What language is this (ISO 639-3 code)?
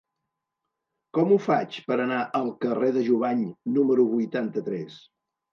cat